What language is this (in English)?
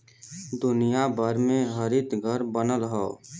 Bhojpuri